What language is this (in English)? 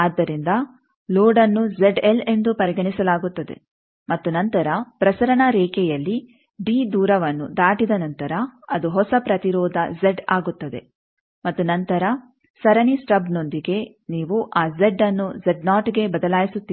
Kannada